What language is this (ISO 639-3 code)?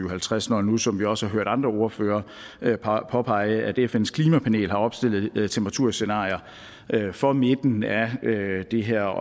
dan